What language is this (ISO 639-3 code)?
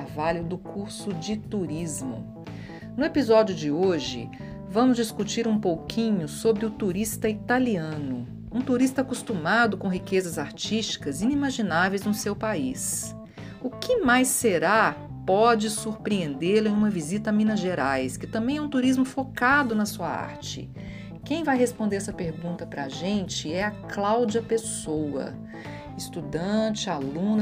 por